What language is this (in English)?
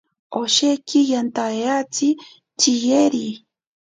Ashéninka Perené